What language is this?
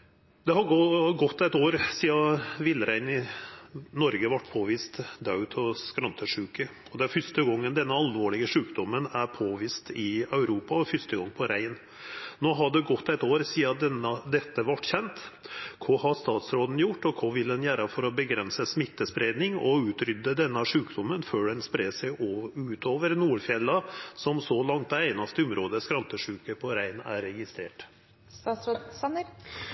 Norwegian Nynorsk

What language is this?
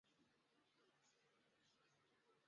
Chinese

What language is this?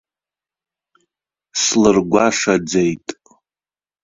Abkhazian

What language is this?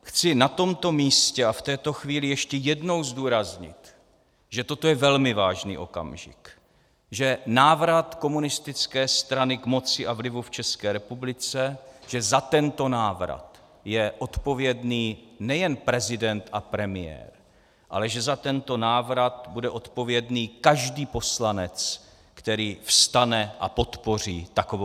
Czech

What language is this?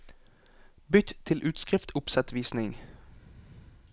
Norwegian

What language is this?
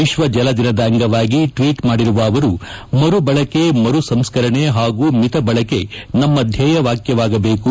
Kannada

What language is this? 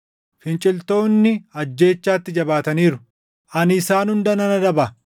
Oromo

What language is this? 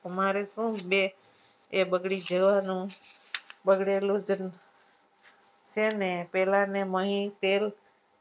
Gujarati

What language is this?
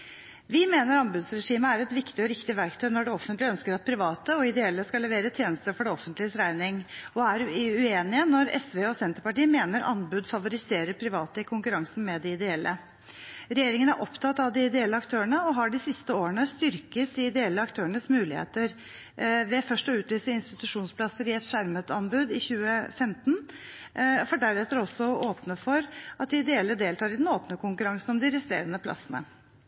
Norwegian Bokmål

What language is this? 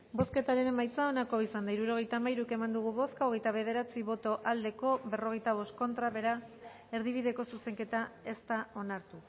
Basque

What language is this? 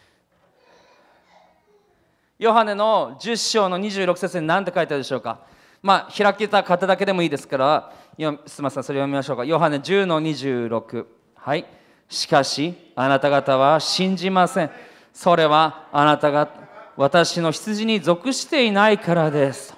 Japanese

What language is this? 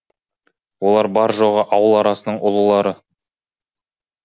Kazakh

